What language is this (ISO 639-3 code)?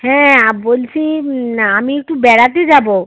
ben